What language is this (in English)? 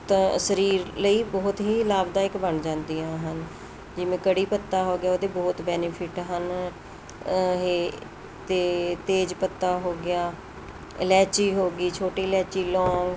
Punjabi